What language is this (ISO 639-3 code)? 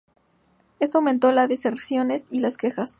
spa